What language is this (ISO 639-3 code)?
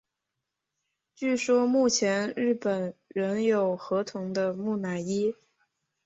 zho